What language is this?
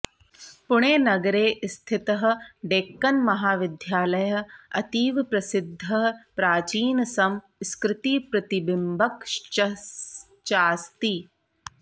Sanskrit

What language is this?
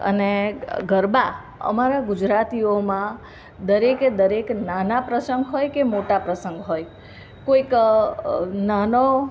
Gujarati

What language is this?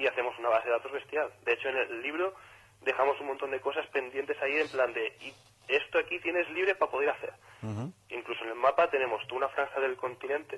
Spanish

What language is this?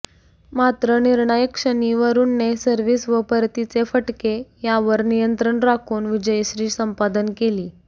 Marathi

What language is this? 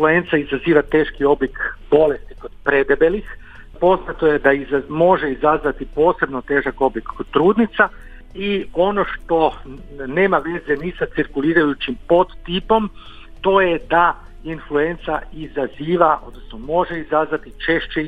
Croatian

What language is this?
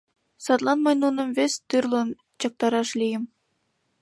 Mari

